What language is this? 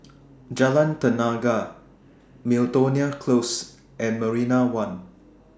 English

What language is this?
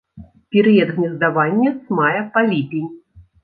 Belarusian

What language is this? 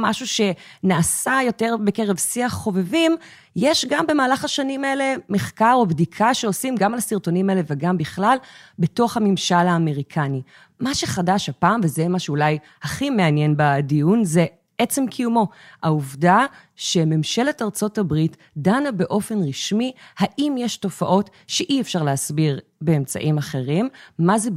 Hebrew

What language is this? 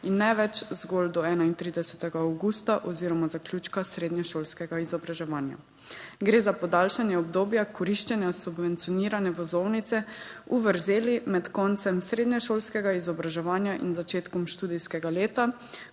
Slovenian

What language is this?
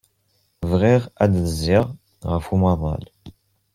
Kabyle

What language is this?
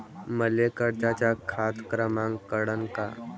Marathi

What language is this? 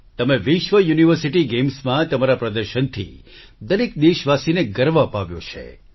Gujarati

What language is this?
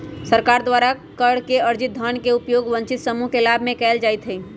Magahi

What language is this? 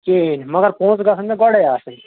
Kashmiri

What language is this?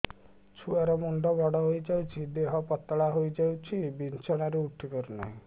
Odia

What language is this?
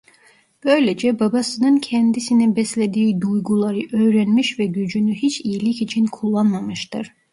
Turkish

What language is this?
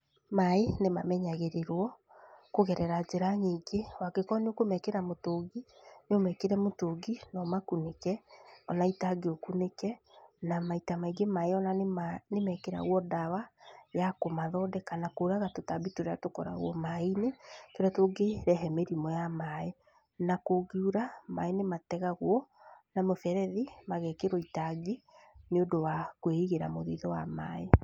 Kikuyu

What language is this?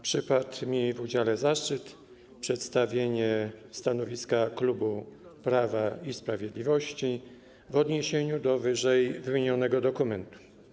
Polish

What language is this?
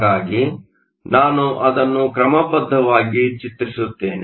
Kannada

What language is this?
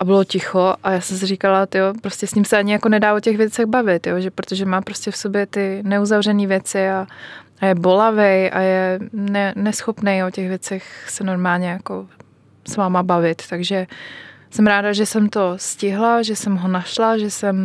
Czech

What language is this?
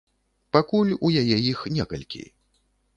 Belarusian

